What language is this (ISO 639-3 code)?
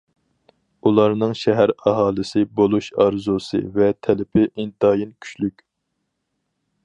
uig